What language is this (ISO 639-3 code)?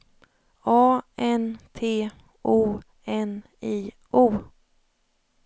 swe